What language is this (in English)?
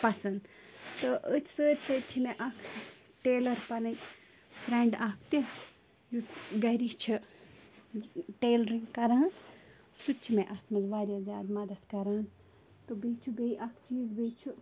Kashmiri